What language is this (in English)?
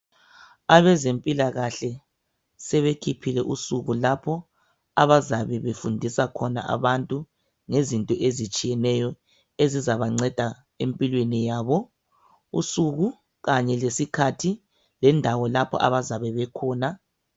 North Ndebele